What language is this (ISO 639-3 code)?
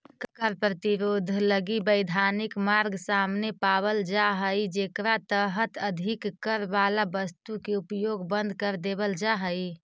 mag